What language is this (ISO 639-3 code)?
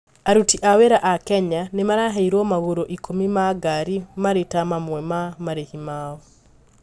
kik